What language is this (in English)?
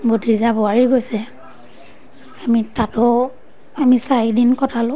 Assamese